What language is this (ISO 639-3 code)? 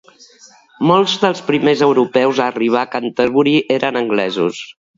cat